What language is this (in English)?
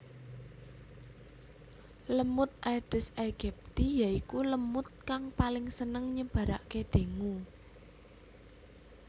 Javanese